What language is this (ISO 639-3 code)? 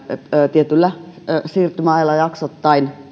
fin